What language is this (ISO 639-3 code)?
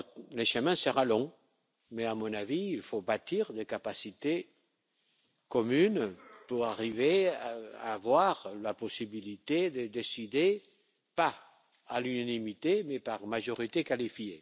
fra